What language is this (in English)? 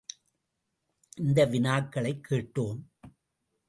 Tamil